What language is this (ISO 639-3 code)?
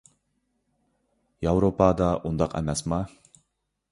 uig